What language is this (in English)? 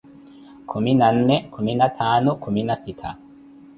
Koti